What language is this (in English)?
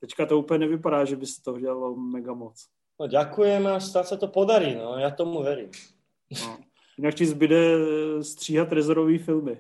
Czech